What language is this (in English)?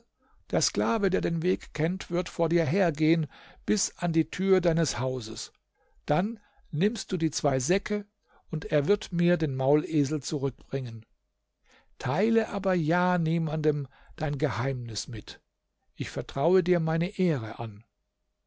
German